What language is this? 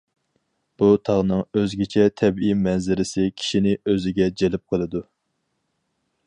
Uyghur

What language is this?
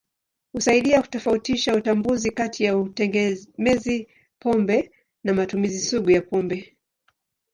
Swahili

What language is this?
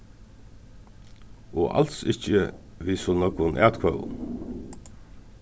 Faroese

